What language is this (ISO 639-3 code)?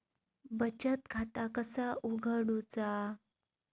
mar